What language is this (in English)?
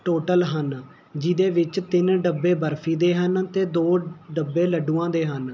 Punjabi